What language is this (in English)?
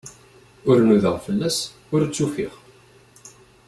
Kabyle